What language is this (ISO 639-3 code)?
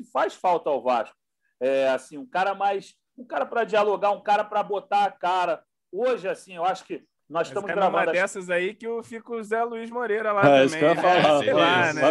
por